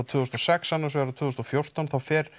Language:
Icelandic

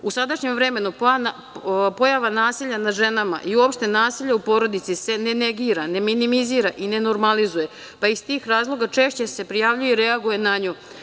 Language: Serbian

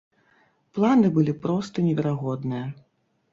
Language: Belarusian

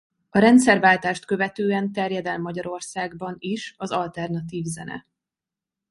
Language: Hungarian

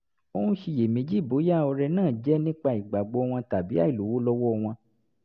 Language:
Yoruba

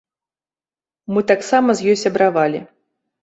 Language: Belarusian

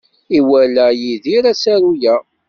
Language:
Kabyle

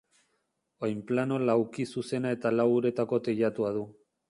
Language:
Basque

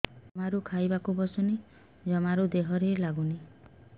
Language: Odia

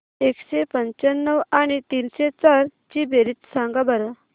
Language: Marathi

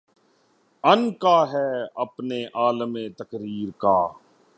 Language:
Urdu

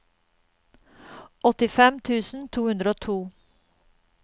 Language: Norwegian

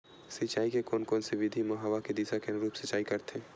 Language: Chhattisgarhi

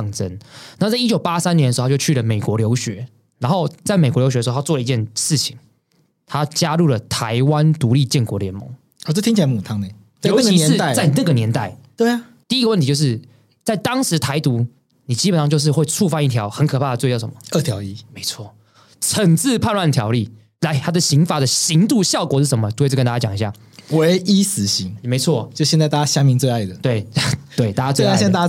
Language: Chinese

